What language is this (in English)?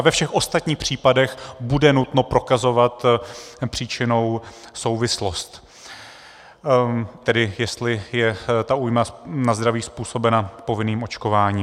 Czech